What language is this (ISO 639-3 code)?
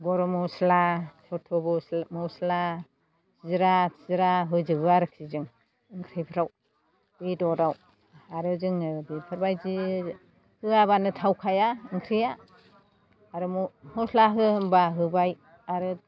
brx